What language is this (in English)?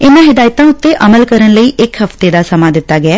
Punjabi